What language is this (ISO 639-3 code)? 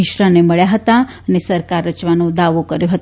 guj